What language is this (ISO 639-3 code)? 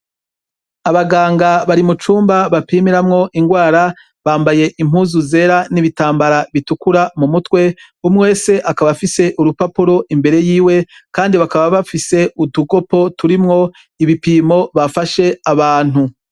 run